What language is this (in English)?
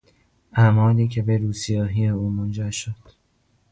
Persian